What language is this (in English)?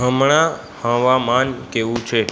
Gujarati